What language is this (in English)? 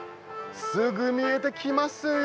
Japanese